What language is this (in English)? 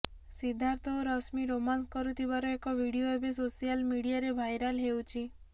Odia